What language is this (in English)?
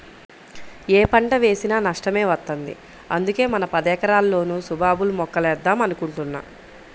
Telugu